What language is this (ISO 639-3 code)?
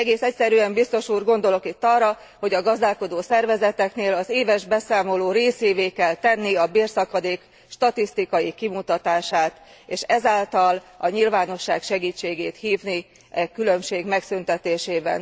hun